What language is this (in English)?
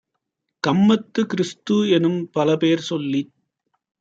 Tamil